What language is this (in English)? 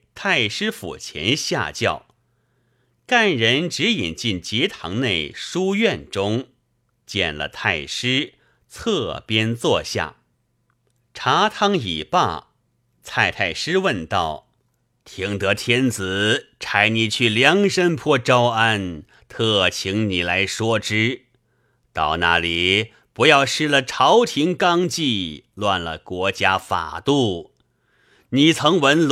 Chinese